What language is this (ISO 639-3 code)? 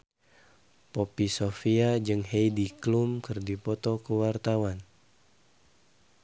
sun